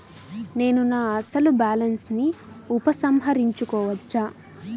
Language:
Telugu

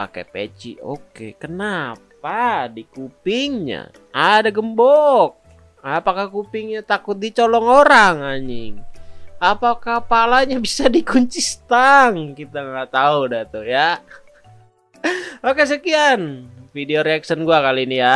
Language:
Indonesian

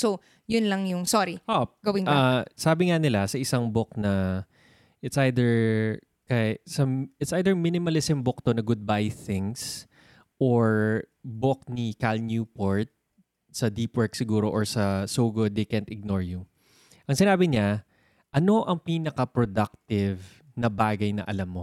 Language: Filipino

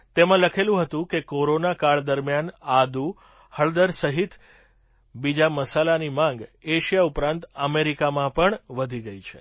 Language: Gujarati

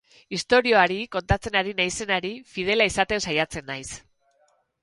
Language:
Basque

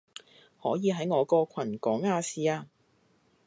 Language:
Cantonese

